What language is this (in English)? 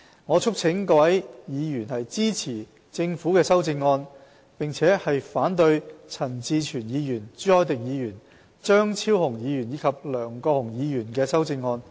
Cantonese